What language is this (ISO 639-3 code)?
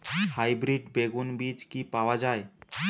ben